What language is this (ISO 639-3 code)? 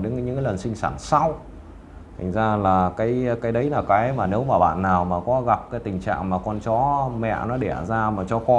vie